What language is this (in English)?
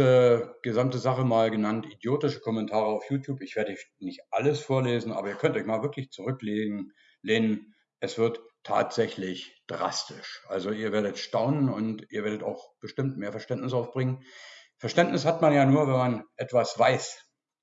German